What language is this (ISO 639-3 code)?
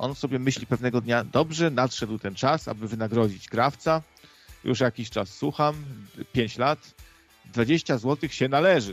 pol